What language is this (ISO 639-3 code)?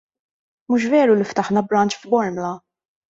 mlt